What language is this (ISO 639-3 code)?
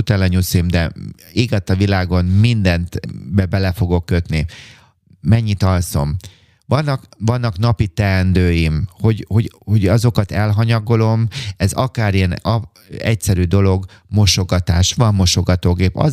hun